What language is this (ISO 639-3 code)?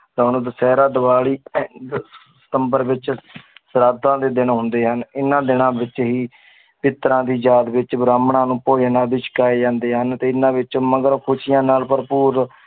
pan